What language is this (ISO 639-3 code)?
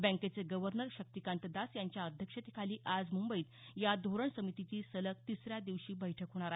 mar